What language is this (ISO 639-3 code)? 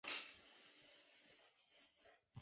zho